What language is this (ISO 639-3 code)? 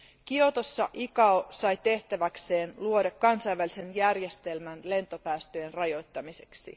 fin